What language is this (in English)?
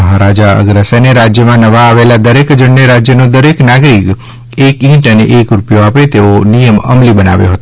Gujarati